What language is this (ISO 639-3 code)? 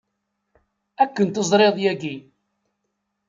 kab